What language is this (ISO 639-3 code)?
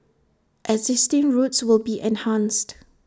eng